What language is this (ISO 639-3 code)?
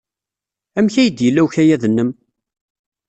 kab